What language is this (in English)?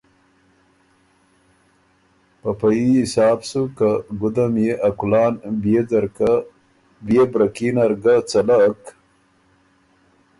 Ormuri